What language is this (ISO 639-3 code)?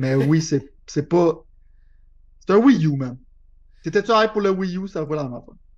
fra